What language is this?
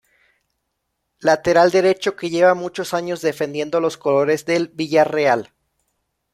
Spanish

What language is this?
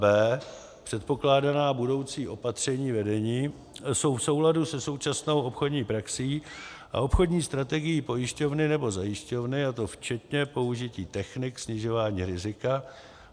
Czech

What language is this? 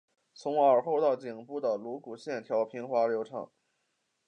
Chinese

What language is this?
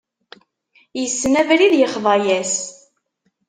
Kabyle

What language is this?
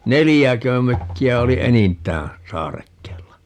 Finnish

